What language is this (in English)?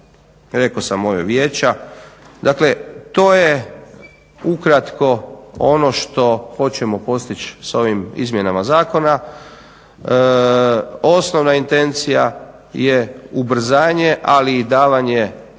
Croatian